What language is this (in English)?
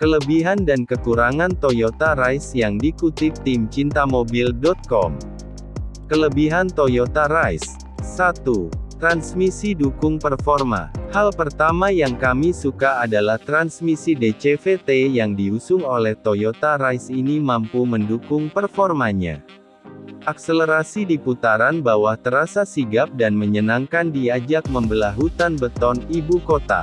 Indonesian